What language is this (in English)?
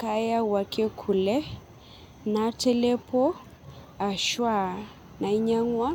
Masai